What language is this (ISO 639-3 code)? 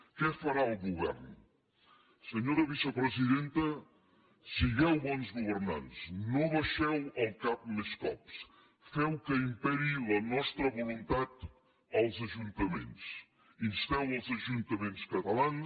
cat